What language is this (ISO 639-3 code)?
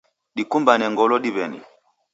dav